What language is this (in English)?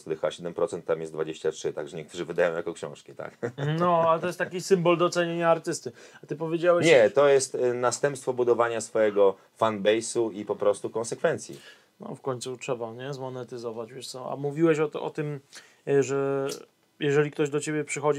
Polish